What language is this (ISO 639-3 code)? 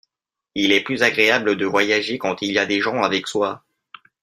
fra